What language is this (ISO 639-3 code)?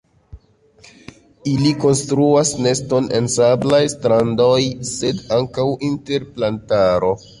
epo